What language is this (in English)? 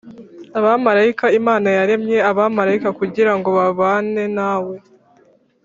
Kinyarwanda